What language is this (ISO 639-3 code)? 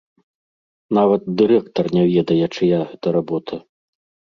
bel